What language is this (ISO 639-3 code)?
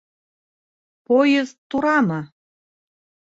bak